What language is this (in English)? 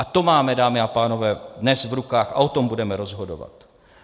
Czech